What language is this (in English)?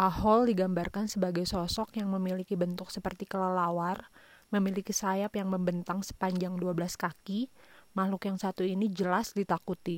Indonesian